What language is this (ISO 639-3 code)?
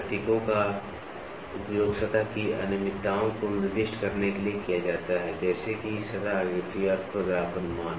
hin